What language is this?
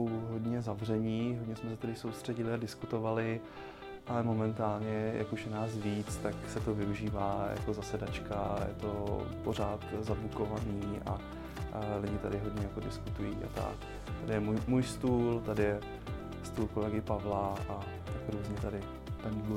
Czech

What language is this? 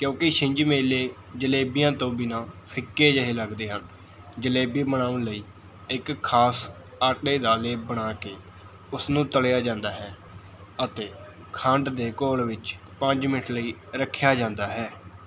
Punjabi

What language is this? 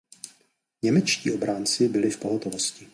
Czech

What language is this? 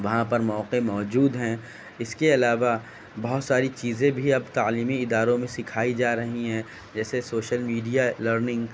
Urdu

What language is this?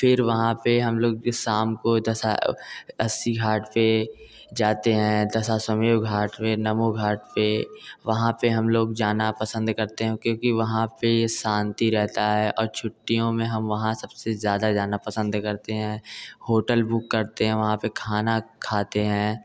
Hindi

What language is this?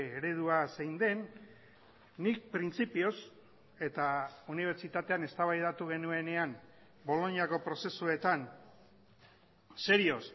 Basque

